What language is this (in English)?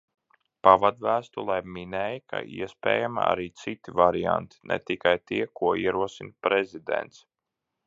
Latvian